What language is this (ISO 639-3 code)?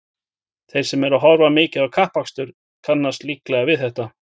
isl